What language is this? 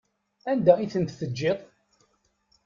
Kabyle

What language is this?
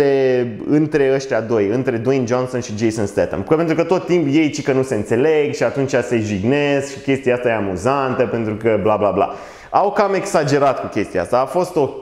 Romanian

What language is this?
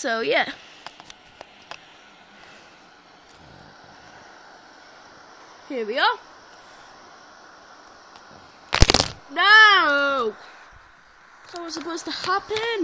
English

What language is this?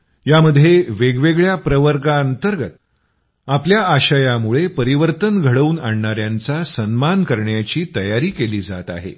Marathi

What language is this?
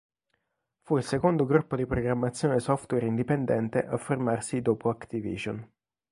Italian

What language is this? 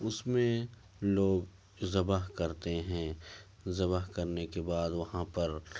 Urdu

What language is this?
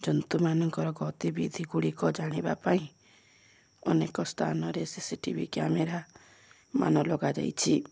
Odia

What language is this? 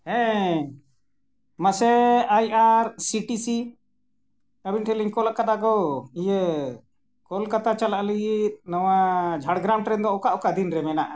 Santali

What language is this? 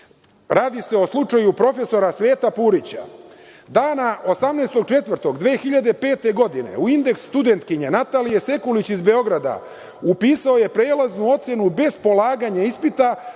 Serbian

